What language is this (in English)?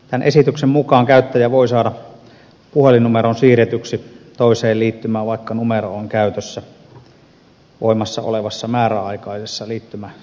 Finnish